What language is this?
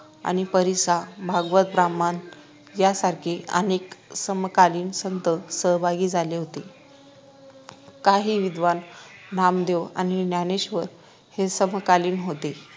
Marathi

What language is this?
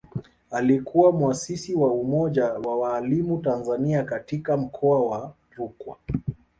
Swahili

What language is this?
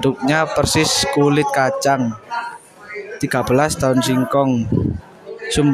Indonesian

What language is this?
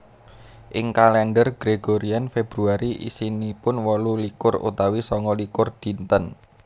Javanese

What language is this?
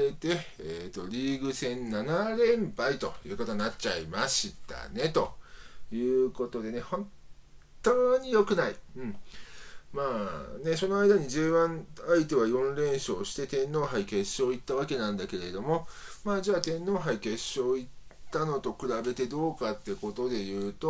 Japanese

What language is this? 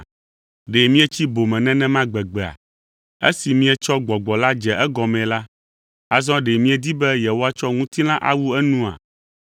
Ewe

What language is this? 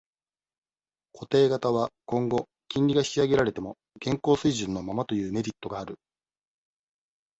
Japanese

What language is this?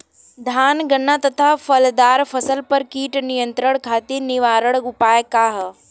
Bhojpuri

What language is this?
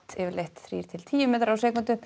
Icelandic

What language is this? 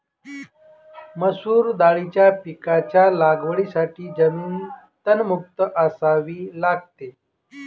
Marathi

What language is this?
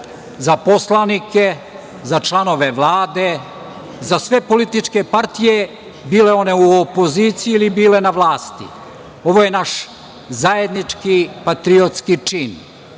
Serbian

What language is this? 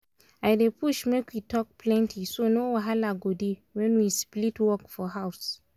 Nigerian Pidgin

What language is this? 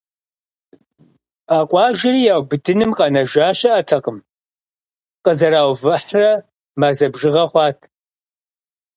Kabardian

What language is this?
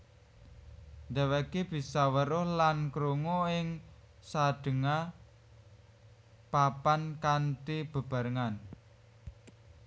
Javanese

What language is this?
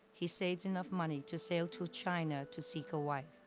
English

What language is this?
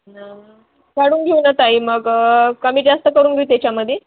Marathi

